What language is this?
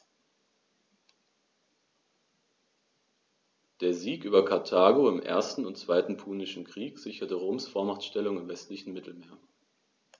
German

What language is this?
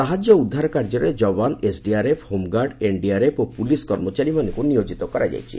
Odia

